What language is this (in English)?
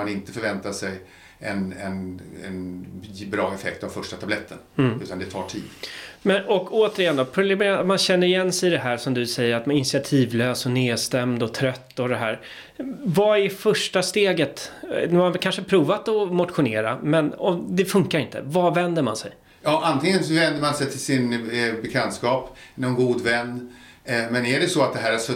Swedish